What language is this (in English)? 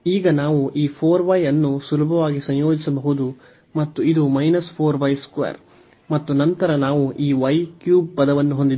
Kannada